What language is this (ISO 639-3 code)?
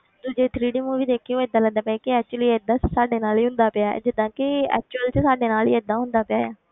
pan